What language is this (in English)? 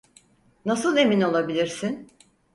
Turkish